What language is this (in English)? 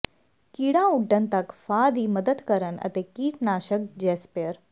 Punjabi